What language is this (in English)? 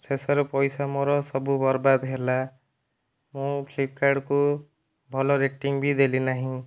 Odia